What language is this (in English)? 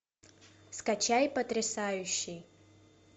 Russian